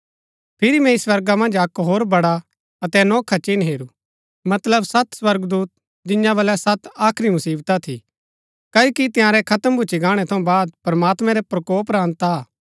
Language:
Gaddi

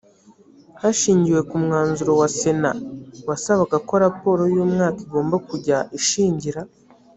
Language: Kinyarwanda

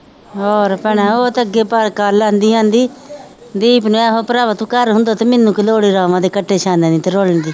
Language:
Punjabi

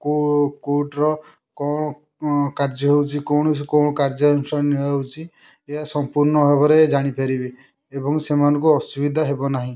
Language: Odia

